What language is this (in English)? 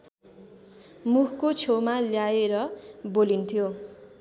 Nepali